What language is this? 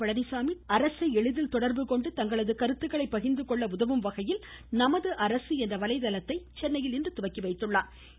Tamil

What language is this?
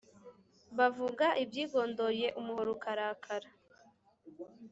Kinyarwanda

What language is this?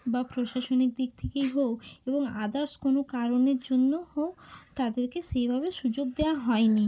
Bangla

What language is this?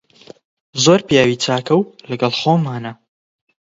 Central Kurdish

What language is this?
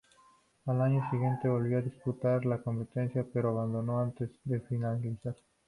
Spanish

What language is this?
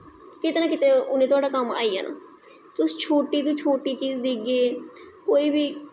Dogri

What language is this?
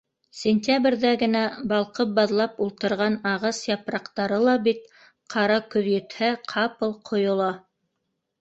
Bashkir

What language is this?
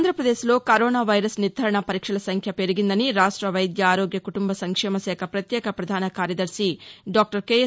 Telugu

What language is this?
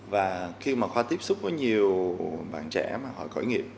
Vietnamese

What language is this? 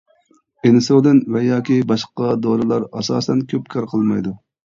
Uyghur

